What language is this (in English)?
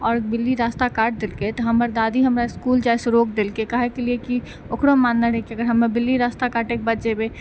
Maithili